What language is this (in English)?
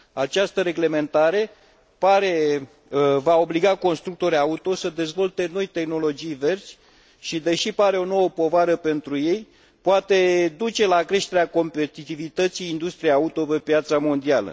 Romanian